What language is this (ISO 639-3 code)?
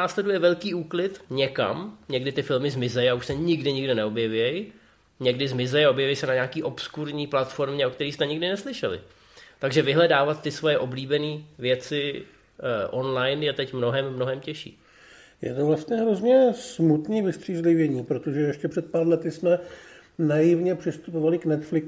ces